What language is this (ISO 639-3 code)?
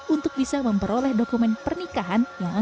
ind